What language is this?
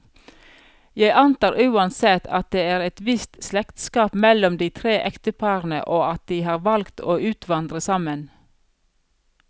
Norwegian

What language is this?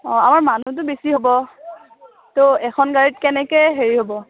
Assamese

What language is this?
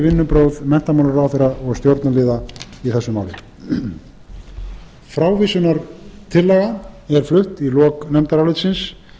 Icelandic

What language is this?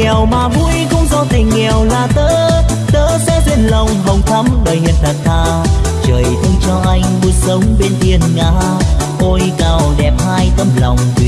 Vietnamese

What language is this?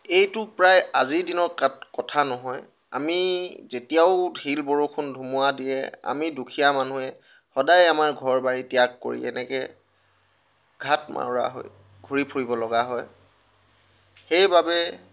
Assamese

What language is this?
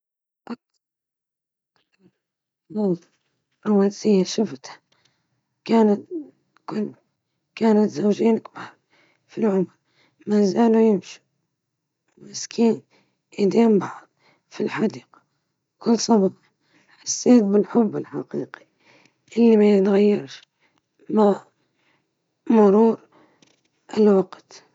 Libyan Arabic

